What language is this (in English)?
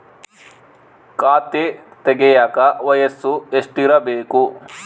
Kannada